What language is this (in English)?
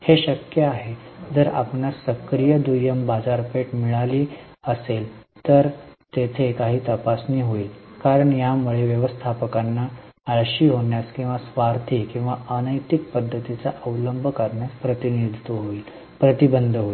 Marathi